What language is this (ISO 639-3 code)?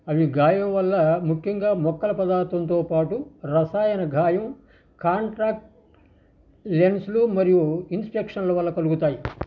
tel